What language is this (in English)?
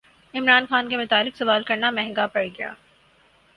Urdu